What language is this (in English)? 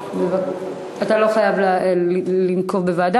Hebrew